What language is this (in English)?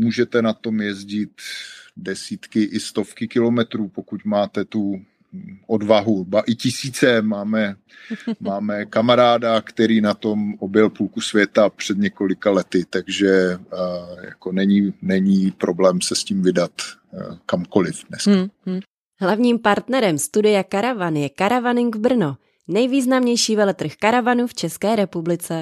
Czech